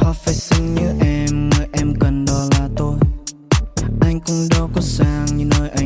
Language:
Vietnamese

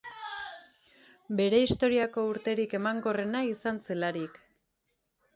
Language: Basque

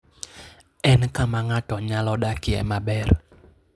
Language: Luo (Kenya and Tanzania)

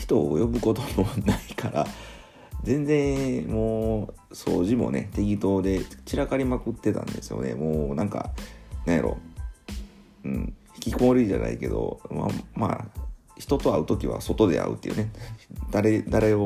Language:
Japanese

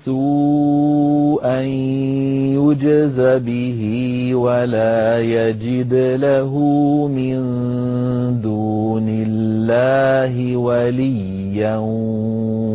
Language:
Arabic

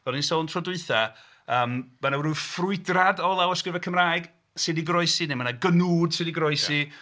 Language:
Welsh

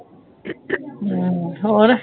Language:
Punjabi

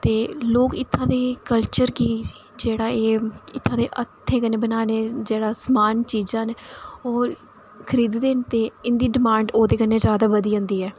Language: Dogri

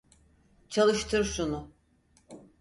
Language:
Turkish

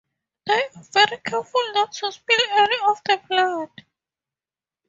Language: English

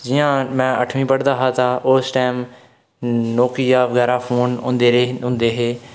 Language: Dogri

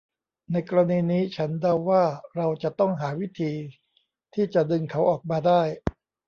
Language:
Thai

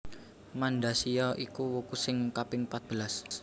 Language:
Javanese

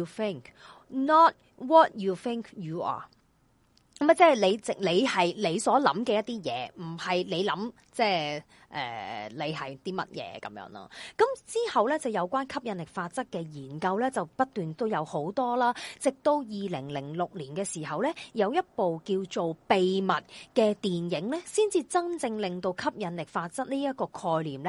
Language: Chinese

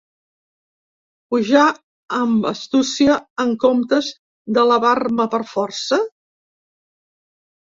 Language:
Catalan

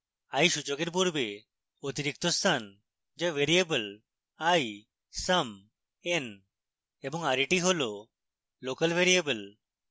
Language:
Bangla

